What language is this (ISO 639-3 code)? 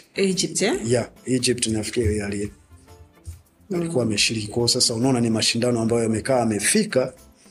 swa